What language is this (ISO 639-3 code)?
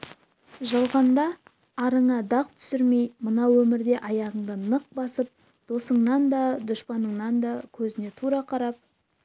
kaz